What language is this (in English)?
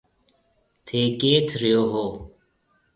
Marwari (Pakistan)